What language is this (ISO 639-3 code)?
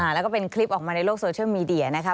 tha